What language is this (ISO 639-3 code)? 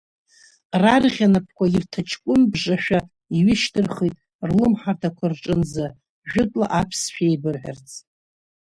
abk